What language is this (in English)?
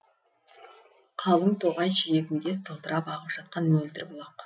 Kazakh